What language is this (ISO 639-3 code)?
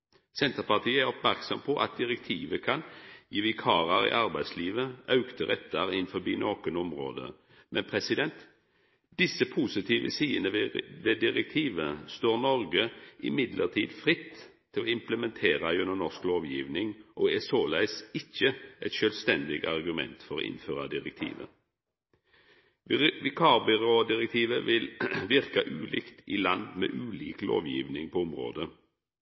nno